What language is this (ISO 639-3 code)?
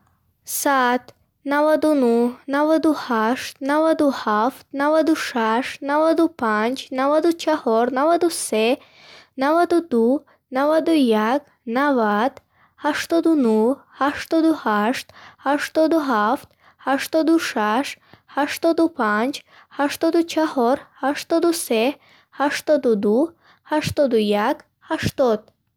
bhh